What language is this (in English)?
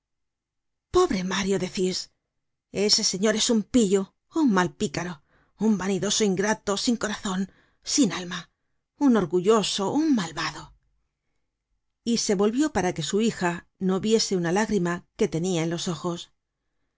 Spanish